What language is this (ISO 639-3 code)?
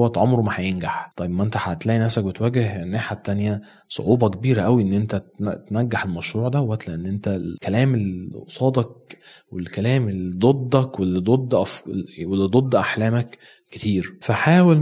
ara